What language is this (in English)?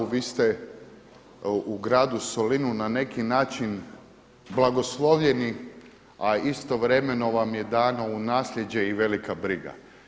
Croatian